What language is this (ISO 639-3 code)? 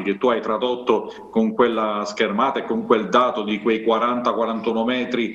ita